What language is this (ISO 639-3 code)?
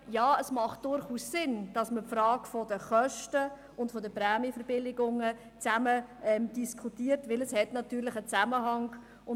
gsw